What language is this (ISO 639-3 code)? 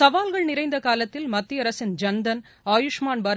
tam